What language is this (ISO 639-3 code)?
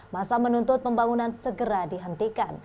ind